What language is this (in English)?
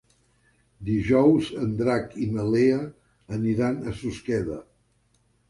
Catalan